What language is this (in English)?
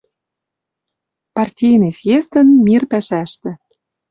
Western Mari